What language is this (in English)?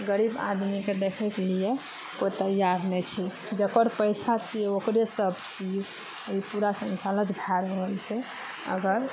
Maithili